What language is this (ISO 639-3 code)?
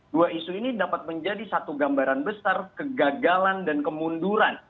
ind